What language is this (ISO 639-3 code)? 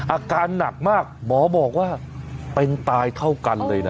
tha